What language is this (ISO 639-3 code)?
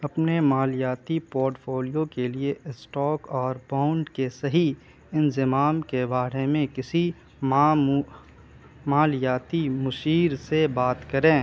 urd